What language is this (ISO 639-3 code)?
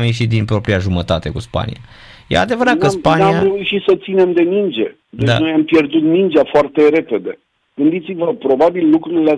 ron